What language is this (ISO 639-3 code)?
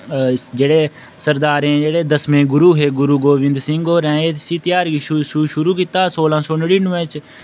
doi